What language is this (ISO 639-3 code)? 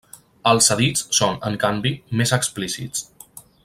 cat